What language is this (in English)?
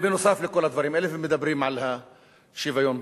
Hebrew